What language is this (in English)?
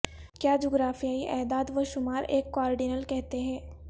Urdu